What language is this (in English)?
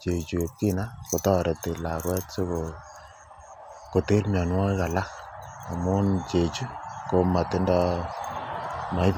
Kalenjin